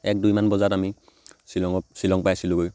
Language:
Assamese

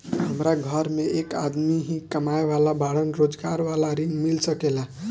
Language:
Bhojpuri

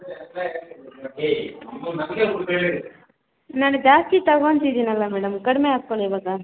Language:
Kannada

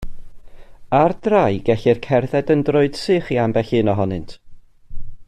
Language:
Welsh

